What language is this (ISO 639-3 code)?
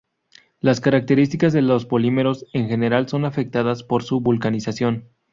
spa